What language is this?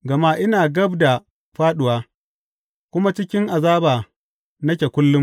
Hausa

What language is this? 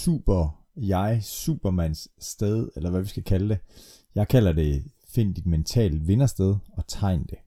Danish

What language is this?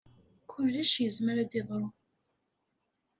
Kabyle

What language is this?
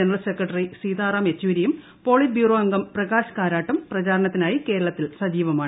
Malayalam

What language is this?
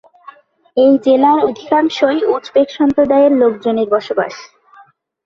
Bangla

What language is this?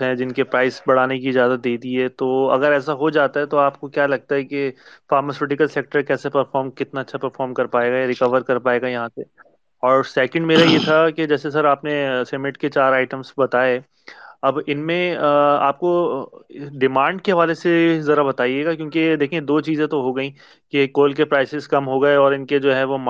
Urdu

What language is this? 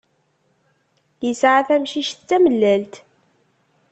Kabyle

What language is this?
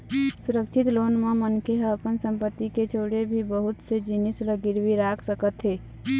Chhattisgarhi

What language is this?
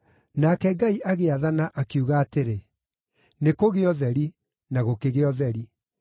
Kikuyu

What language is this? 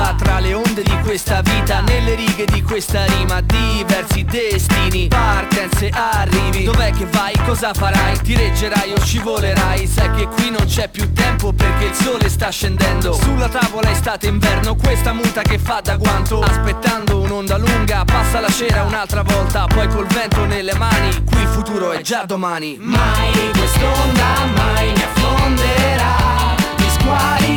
Italian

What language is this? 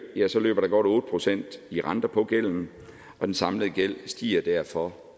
Danish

